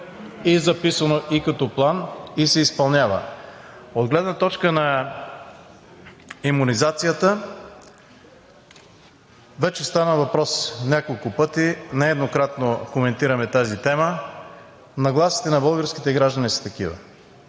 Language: Bulgarian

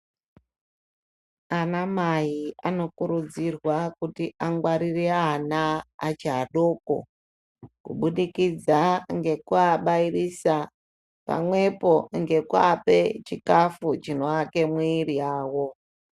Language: Ndau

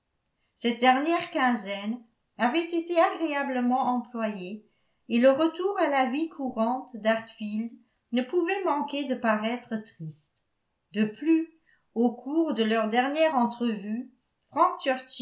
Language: French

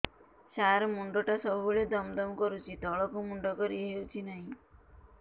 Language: Odia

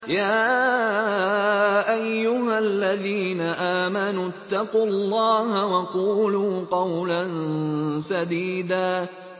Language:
Arabic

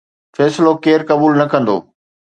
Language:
Sindhi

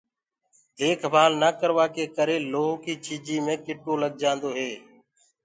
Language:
Gurgula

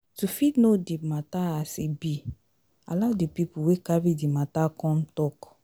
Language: Nigerian Pidgin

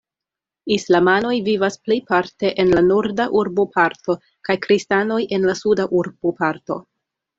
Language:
Esperanto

